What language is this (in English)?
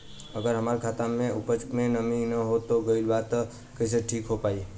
Bhojpuri